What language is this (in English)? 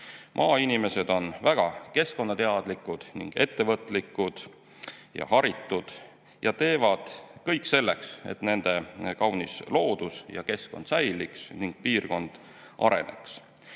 Estonian